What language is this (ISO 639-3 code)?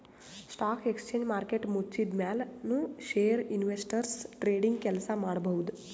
kan